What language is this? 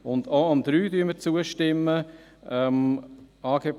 Swiss German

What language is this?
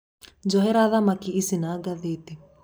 Kikuyu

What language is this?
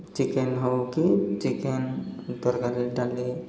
Odia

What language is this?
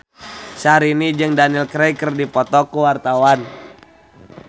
Sundanese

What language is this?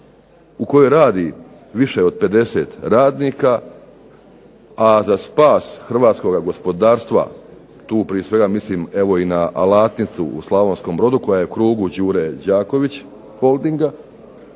Croatian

